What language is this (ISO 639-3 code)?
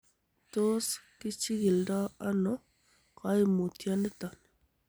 kln